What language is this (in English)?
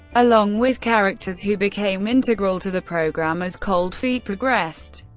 English